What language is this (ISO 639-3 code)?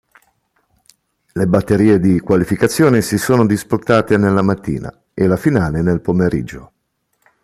ita